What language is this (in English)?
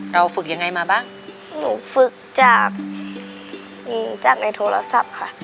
Thai